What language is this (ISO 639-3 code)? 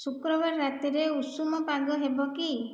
ori